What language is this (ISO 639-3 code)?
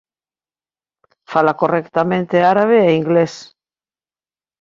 glg